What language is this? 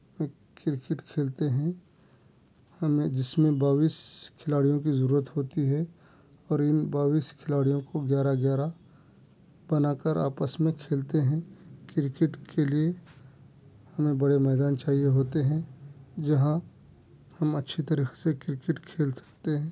Urdu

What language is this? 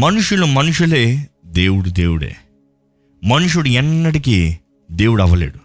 Telugu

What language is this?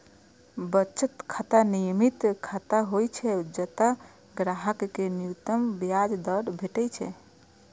Maithili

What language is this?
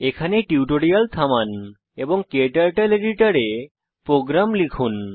Bangla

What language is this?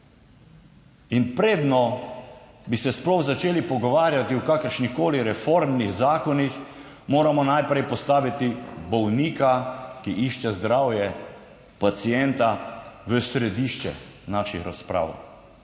Slovenian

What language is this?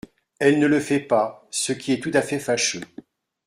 French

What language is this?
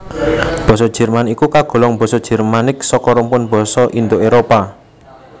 Javanese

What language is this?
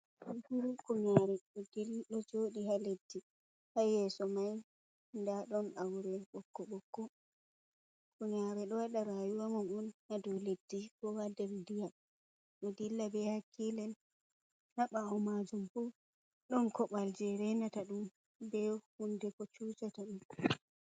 Fula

